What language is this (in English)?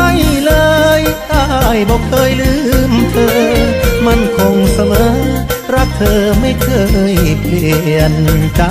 Thai